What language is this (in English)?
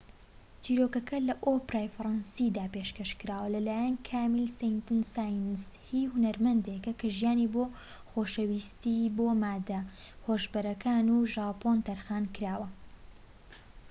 Central Kurdish